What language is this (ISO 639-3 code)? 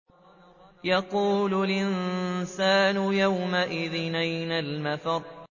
ara